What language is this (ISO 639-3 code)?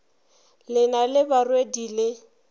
nso